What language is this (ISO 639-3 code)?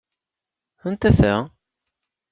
kab